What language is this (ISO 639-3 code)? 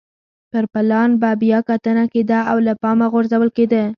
pus